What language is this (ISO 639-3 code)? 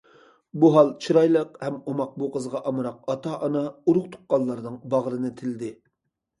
uig